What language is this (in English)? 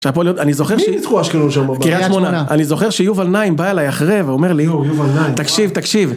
Hebrew